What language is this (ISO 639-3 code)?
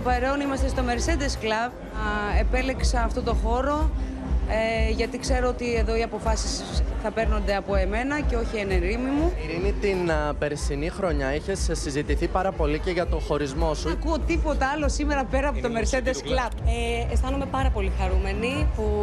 ell